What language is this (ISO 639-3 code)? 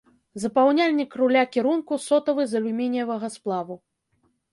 bel